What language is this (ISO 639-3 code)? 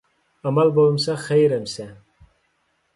uig